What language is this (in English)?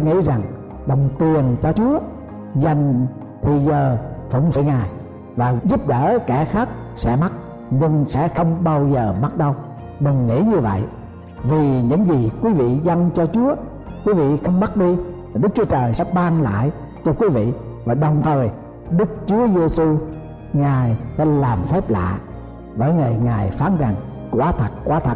Vietnamese